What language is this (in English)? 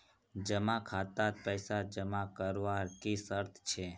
Magahi